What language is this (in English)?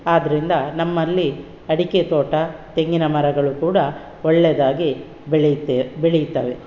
Kannada